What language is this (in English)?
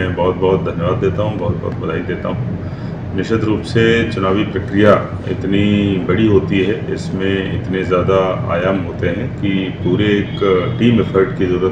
Hindi